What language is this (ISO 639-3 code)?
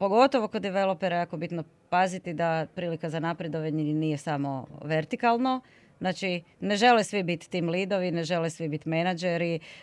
hrv